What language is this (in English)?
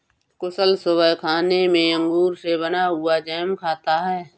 Hindi